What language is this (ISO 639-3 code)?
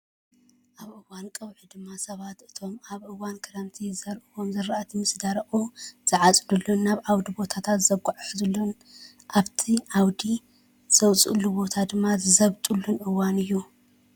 tir